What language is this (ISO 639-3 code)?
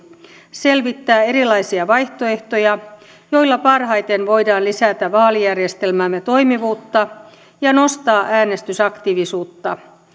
fin